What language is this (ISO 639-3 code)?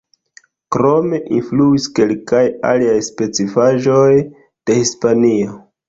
epo